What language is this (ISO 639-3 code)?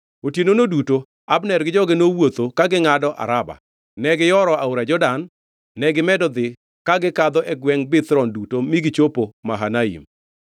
luo